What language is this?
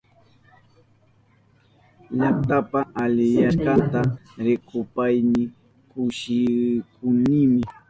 Southern Pastaza Quechua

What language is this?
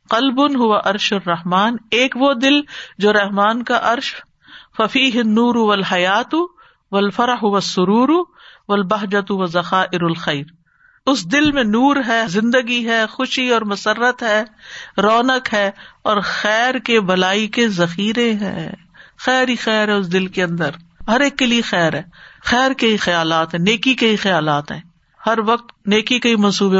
Urdu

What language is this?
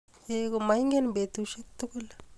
Kalenjin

